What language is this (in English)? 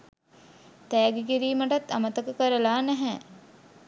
Sinhala